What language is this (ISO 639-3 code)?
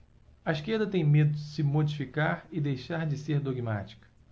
por